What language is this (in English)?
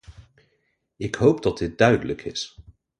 Dutch